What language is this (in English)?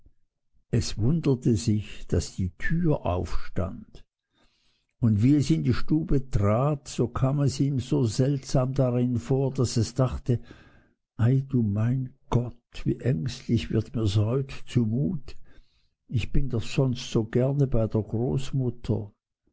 German